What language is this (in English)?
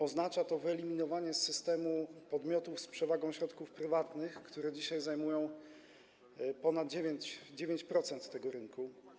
Polish